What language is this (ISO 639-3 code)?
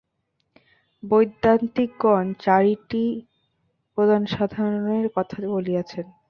ben